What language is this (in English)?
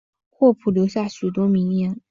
Chinese